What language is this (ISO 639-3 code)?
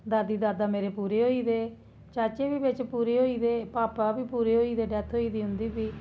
doi